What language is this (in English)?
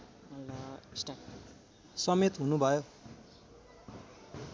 Nepali